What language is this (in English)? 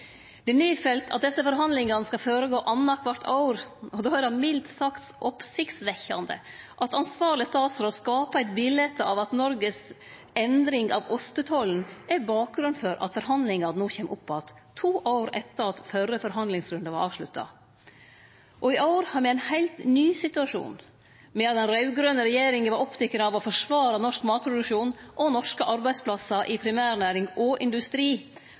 Norwegian Nynorsk